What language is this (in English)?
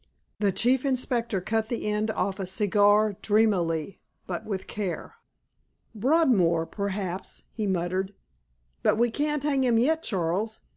English